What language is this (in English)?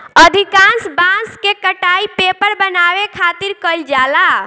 Bhojpuri